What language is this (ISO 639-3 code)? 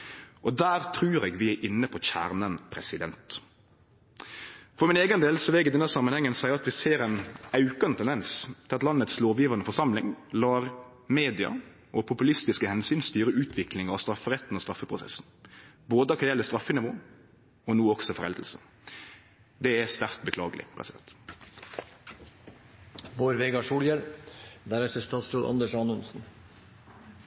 nno